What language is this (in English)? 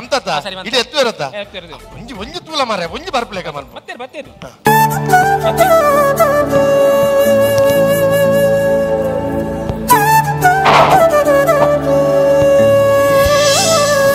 Indonesian